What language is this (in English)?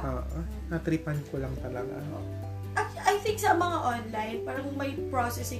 Filipino